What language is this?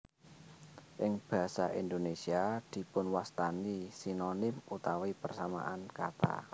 Javanese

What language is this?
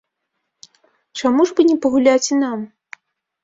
Belarusian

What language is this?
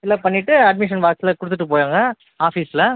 Tamil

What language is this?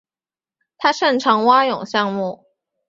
Chinese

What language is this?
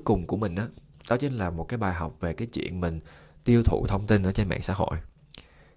Vietnamese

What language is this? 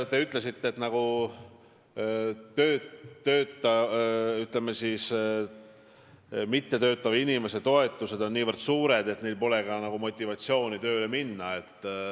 Estonian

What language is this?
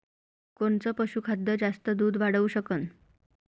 Marathi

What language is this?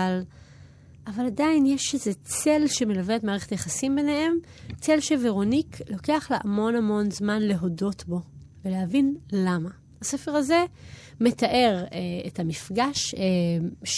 Hebrew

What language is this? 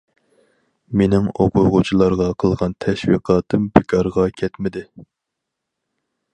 Uyghur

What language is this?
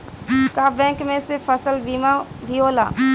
Bhojpuri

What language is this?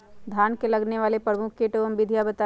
Magahi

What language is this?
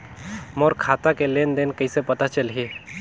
Chhattisgarhi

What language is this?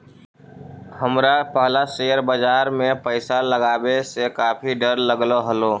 Magahi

